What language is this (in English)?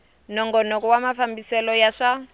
Tsonga